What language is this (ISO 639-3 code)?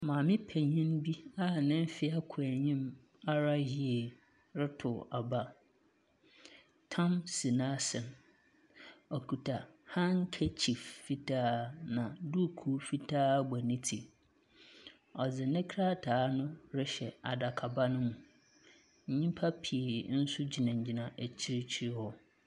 aka